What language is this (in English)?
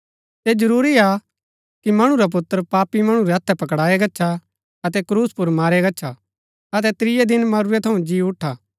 Gaddi